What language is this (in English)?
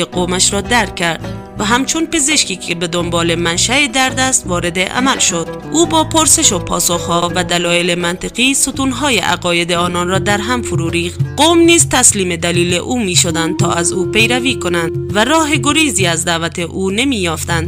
Persian